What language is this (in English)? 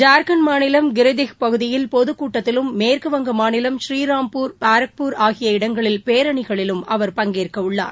Tamil